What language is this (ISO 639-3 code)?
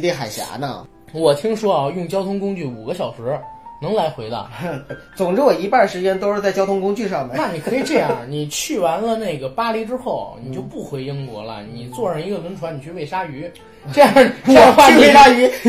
zho